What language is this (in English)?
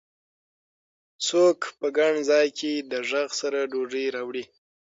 Pashto